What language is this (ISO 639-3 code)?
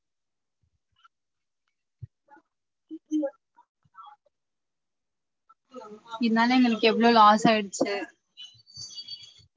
tam